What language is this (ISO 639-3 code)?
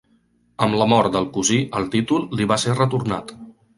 cat